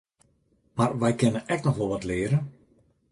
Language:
Western Frisian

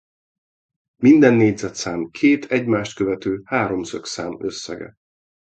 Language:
Hungarian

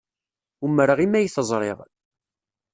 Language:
Kabyle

